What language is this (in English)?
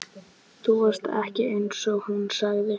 Icelandic